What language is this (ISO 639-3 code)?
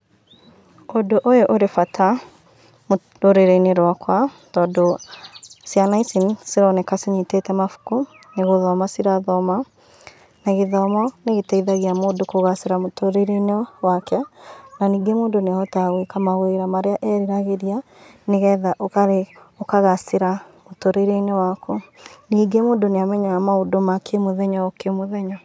kik